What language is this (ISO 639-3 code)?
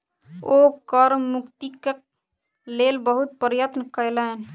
mai